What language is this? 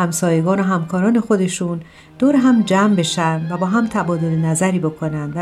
Persian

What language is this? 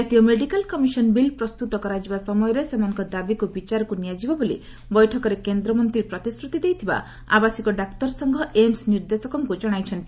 Odia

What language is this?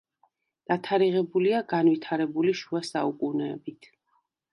Georgian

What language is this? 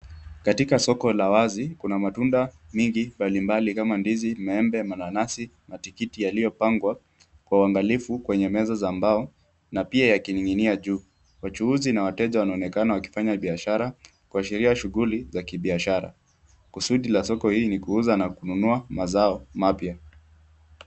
Swahili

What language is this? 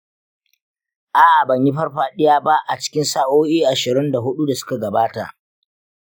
Hausa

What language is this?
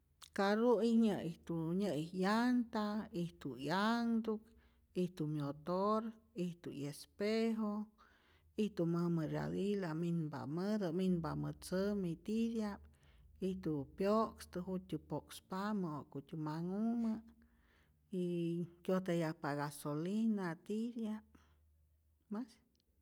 Rayón Zoque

